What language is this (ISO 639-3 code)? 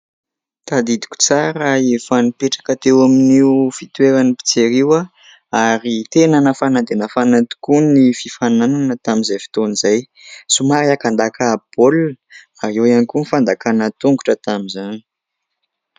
mlg